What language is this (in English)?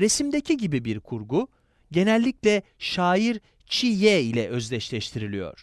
Turkish